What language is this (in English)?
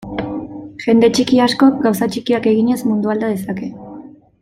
Basque